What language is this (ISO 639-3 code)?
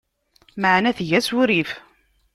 kab